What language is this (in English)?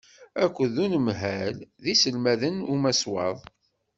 Kabyle